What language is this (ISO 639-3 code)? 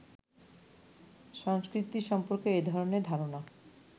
ben